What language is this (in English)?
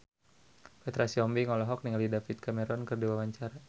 Sundanese